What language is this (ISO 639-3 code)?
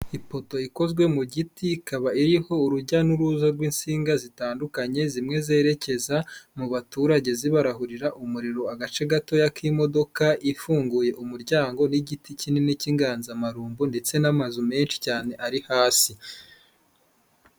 kin